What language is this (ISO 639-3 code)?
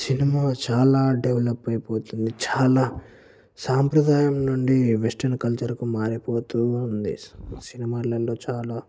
tel